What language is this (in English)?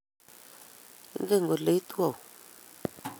Kalenjin